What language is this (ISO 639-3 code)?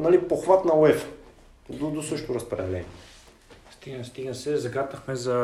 bul